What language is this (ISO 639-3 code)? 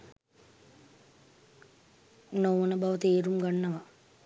sin